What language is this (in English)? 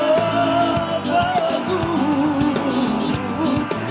Indonesian